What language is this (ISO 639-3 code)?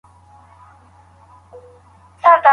pus